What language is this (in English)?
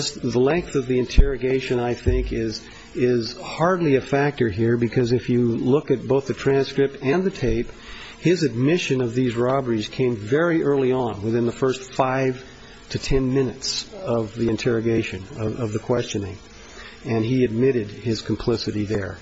English